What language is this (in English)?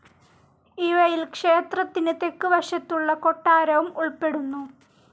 Malayalam